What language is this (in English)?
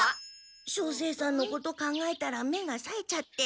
Japanese